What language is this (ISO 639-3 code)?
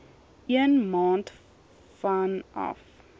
afr